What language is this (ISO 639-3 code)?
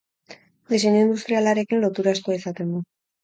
eus